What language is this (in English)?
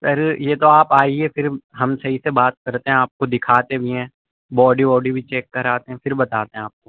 Urdu